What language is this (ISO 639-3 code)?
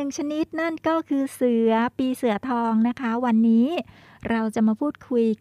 tha